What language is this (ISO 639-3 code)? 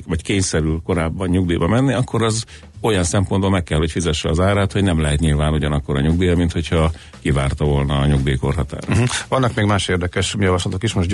hun